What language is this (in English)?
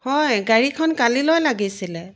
Assamese